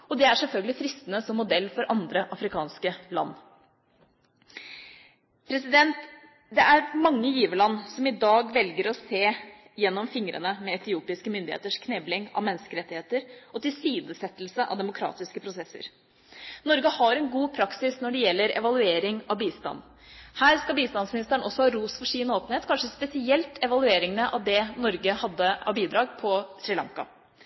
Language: Norwegian Bokmål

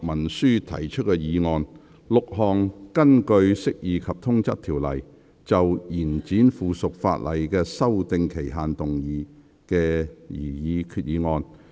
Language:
Cantonese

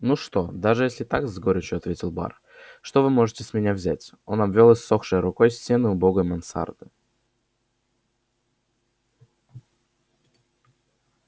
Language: Russian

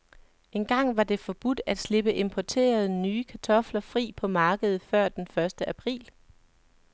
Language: Danish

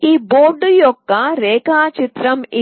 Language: Telugu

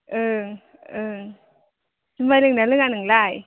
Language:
Bodo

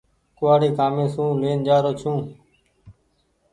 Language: Goaria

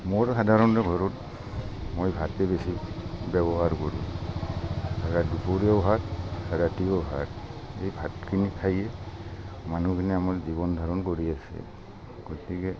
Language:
Assamese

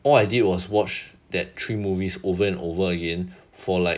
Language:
English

